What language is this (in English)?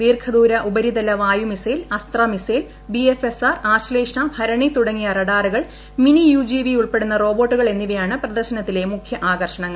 Malayalam